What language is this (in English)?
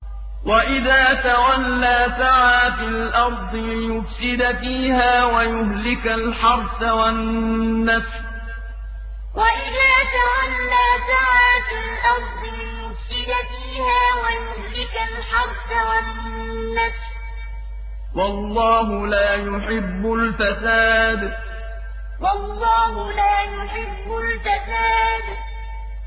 Arabic